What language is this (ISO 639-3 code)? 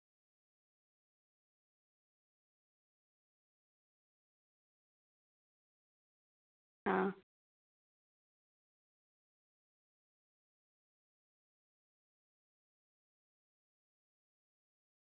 mar